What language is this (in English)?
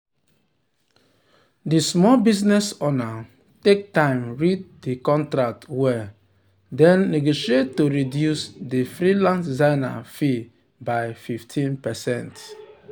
Nigerian Pidgin